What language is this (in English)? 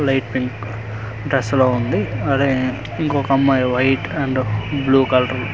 Telugu